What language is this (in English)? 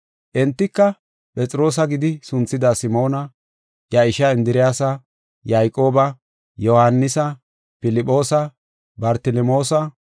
Gofa